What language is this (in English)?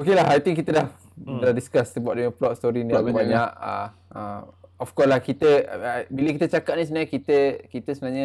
Malay